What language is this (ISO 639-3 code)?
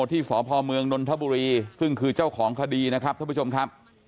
tha